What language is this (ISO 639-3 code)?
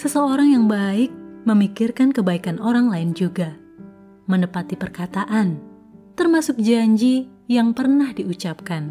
ind